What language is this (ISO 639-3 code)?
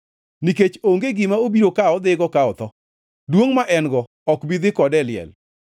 luo